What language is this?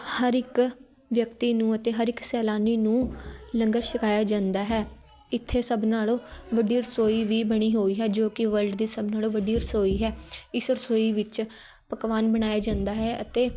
Punjabi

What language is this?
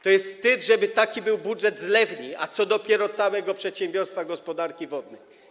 Polish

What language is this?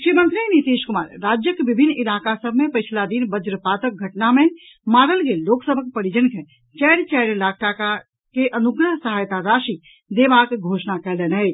Maithili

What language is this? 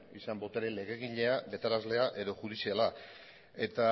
Basque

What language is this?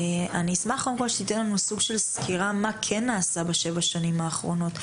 Hebrew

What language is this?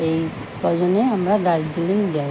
Bangla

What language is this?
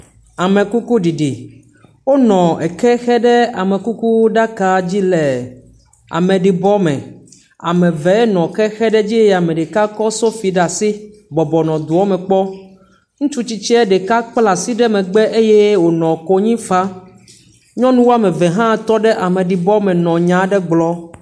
Ewe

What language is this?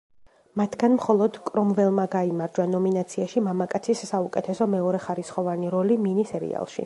Georgian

